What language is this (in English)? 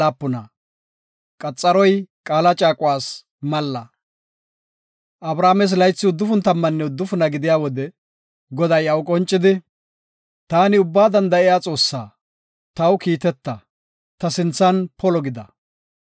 Gofa